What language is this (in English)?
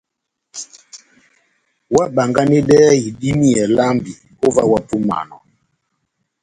Batanga